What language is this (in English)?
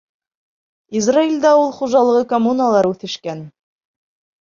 Bashkir